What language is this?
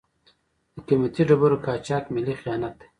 Pashto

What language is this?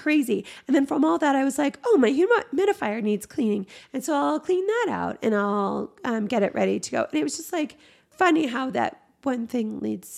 English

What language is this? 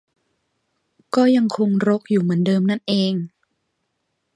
Thai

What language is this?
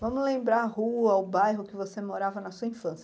Portuguese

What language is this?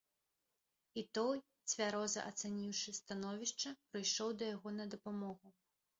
Belarusian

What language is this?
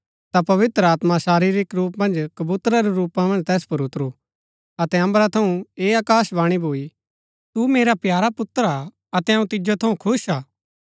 Gaddi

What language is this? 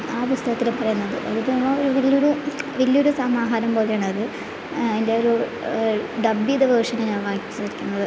Malayalam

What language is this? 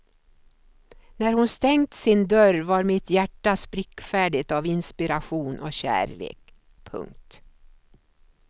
Swedish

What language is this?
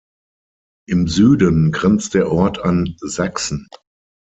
German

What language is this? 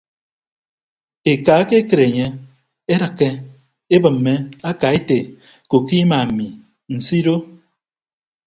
Ibibio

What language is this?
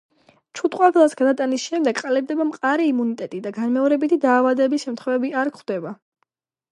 Georgian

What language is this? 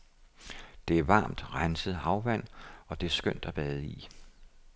Danish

